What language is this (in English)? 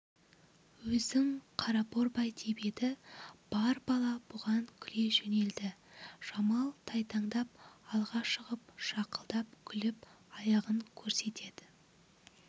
Kazakh